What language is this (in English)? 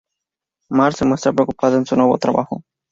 Spanish